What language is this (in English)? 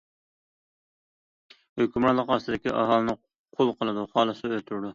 Uyghur